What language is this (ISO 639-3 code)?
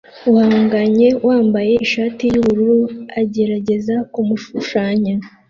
kin